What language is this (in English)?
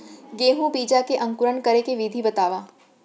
Chhattisgarhi